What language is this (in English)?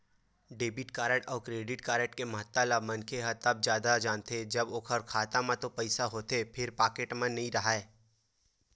Chhattisgarhi